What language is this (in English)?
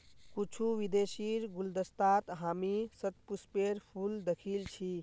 Magahi